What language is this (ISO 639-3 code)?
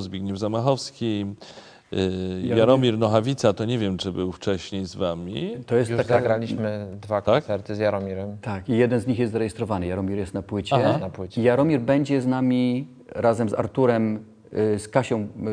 pol